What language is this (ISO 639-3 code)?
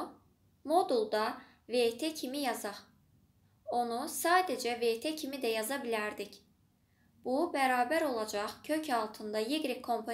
tur